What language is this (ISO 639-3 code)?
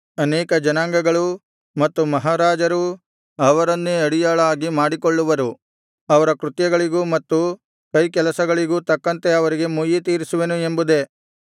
kan